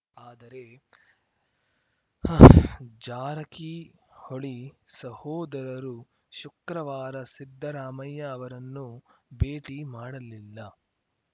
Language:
Kannada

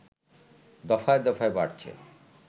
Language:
Bangla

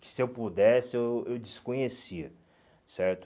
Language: Portuguese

